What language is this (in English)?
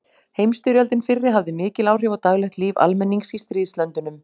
Icelandic